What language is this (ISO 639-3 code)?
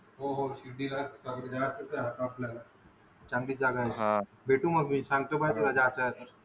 mar